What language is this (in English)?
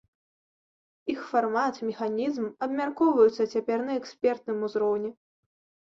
Belarusian